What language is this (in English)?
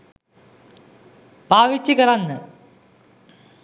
Sinhala